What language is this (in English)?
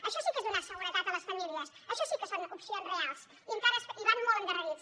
Catalan